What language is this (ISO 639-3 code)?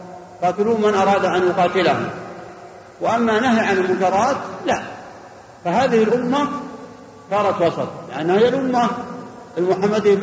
ara